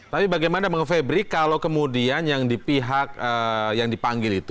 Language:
Indonesian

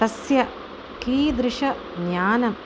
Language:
Sanskrit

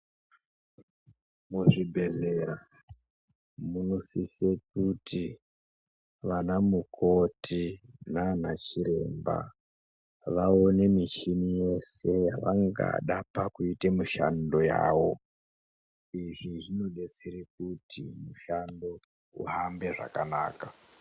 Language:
Ndau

